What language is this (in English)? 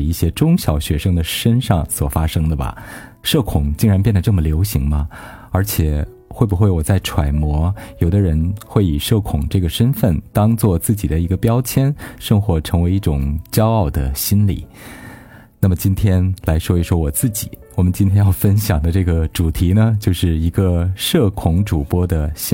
Chinese